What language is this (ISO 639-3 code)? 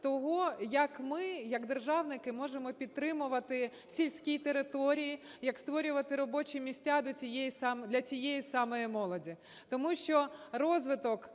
ukr